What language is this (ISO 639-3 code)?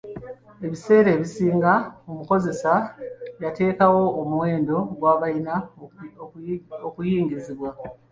lug